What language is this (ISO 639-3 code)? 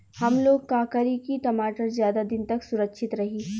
bho